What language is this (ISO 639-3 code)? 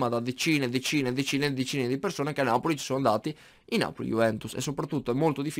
ita